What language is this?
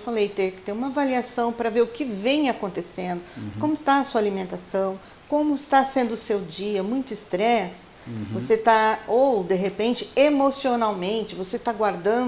Portuguese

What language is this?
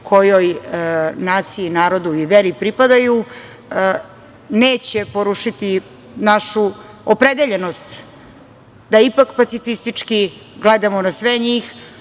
Serbian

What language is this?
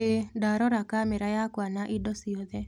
Kikuyu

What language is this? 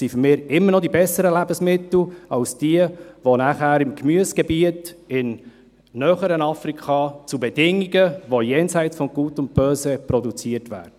Swiss German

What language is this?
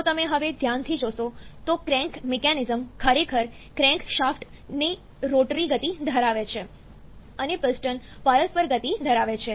Gujarati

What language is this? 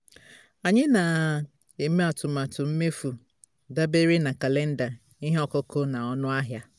Igbo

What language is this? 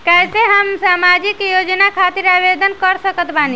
Bhojpuri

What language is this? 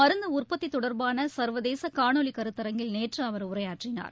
Tamil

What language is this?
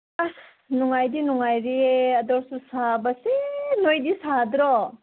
Manipuri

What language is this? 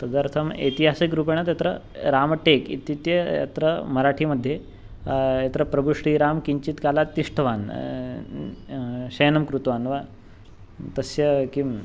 Sanskrit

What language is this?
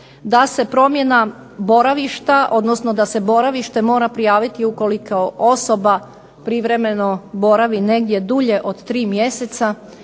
Croatian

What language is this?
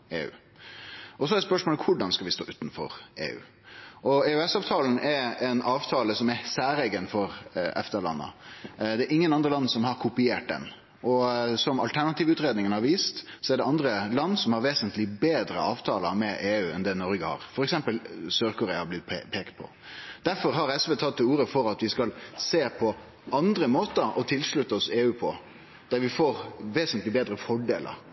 Norwegian Nynorsk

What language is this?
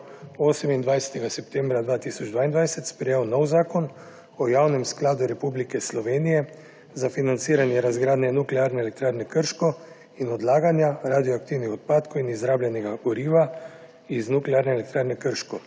Slovenian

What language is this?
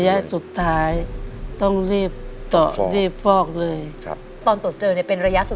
Thai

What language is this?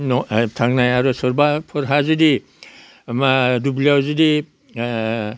Bodo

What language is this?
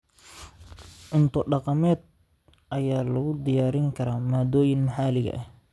Somali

